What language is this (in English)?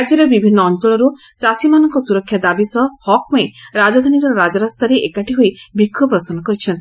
Odia